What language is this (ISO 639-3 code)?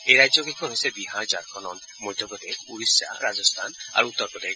asm